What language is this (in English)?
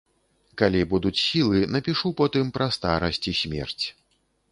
Belarusian